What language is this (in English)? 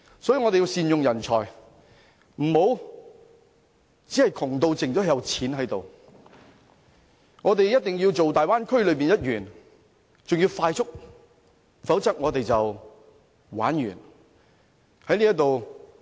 Cantonese